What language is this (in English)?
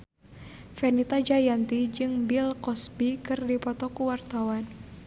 Sundanese